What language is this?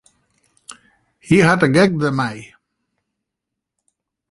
Western Frisian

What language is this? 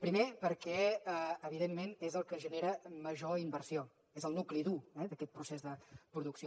Catalan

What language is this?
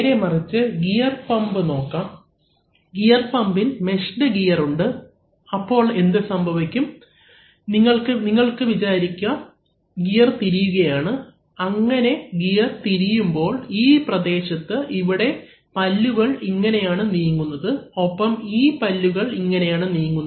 Malayalam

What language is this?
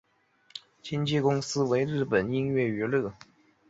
Chinese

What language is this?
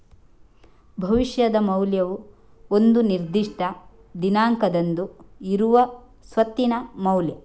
Kannada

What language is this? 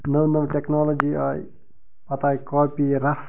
Kashmiri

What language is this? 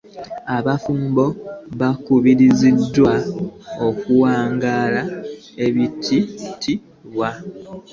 Ganda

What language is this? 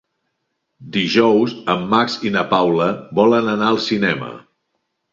Catalan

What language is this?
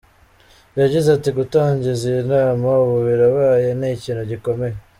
Kinyarwanda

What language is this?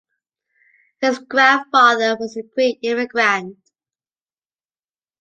English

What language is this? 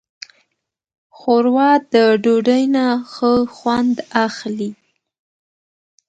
Pashto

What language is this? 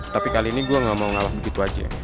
Indonesian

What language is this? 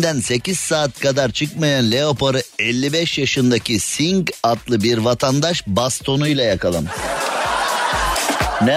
Turkish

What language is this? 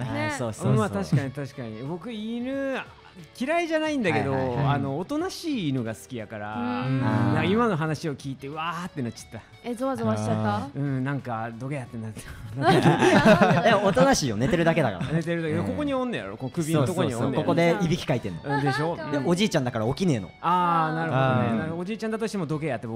Japanese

